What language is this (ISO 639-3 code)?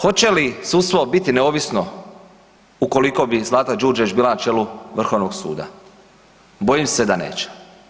hrv